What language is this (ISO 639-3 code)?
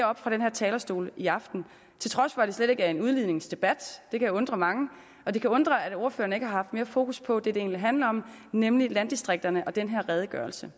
dan